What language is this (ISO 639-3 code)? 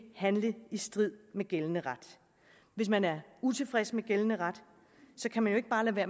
dan